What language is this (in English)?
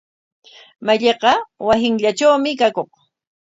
Corongo Ancash Quechua